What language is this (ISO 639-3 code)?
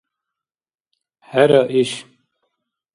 dar